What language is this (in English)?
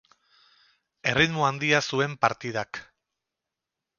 Basque